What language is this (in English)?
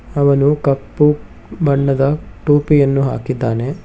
Kannada